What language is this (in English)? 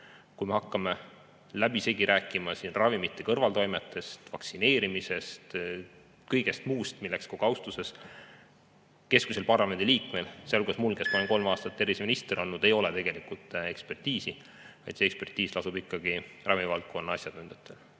Estonian